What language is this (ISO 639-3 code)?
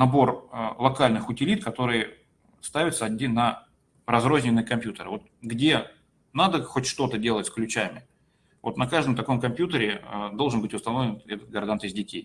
rus